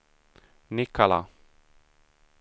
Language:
Swedish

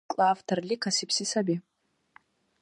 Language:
Dargwa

